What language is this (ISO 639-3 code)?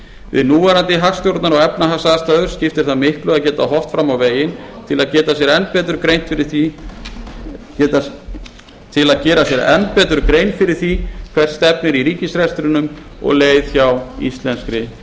isl